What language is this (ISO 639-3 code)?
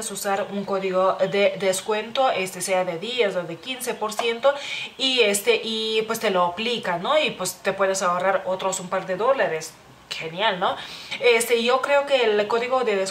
spa